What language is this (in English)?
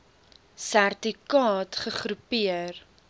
Afrikaans